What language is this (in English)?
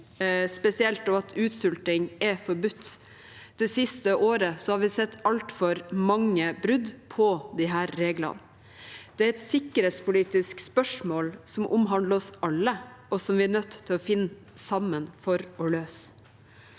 Norwegian